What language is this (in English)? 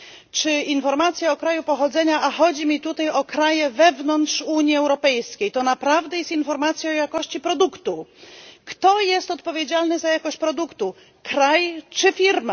Polish